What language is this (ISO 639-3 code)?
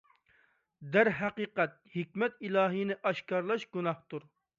uig